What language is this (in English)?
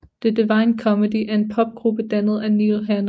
Danish